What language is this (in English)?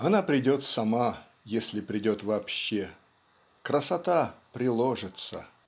Russian